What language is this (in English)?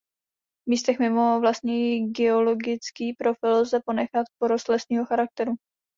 Czech